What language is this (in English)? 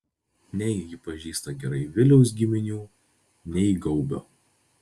Lithuanian